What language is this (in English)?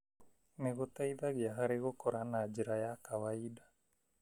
Kikuyu